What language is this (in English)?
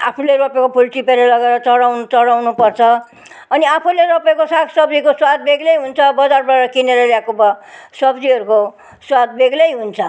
Nepali